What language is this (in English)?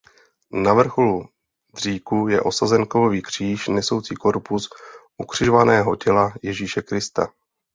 Czech